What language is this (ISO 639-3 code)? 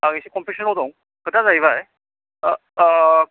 brx